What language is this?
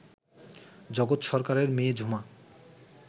Bangla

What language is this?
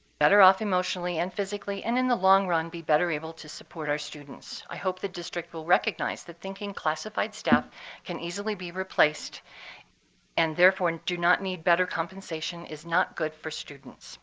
English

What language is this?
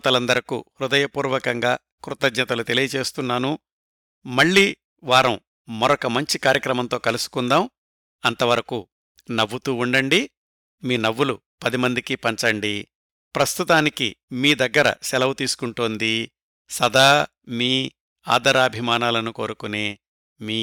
Telugu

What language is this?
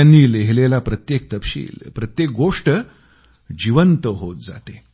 Marathi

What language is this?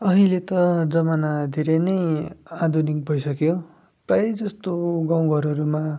Nepali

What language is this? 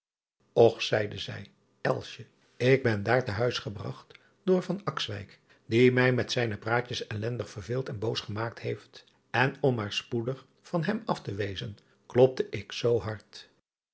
Dutch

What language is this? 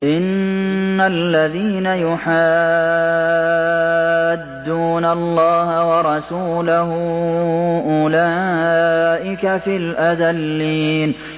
Arabic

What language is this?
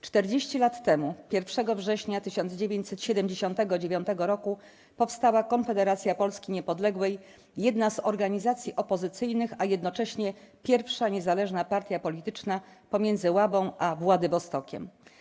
Polish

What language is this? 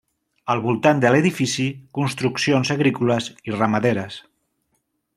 Catalan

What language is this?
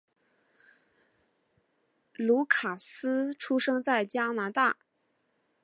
Chinese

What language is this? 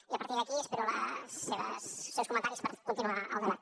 Catalan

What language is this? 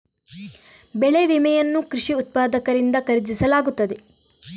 Kannada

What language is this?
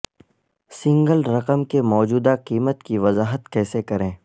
Urdu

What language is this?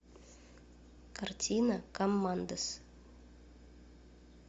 Russian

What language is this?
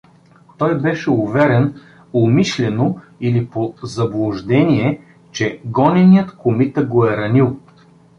Bulgarian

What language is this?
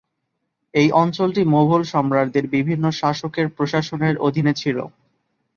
Bangla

